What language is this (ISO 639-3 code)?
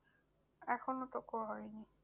ben